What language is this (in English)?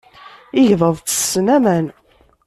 Kabyle